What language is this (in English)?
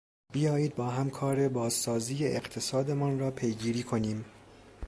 Persian